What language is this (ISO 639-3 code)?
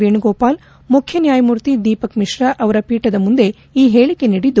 kan